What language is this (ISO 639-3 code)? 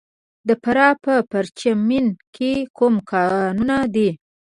pus